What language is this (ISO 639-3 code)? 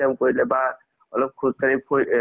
asm